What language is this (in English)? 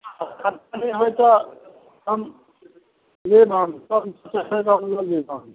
Maithili